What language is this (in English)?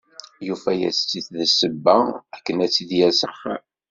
Kabyle